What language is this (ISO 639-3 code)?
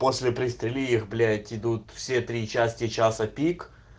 rus